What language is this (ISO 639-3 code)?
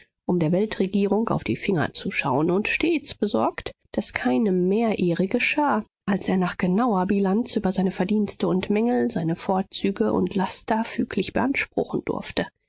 deu